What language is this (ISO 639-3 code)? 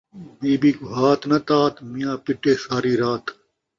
skr